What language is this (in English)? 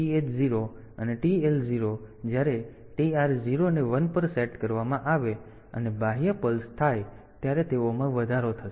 Gujarati